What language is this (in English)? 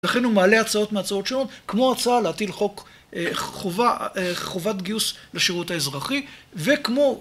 Hebrew